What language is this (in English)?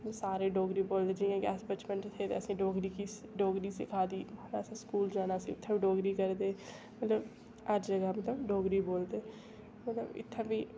Dogri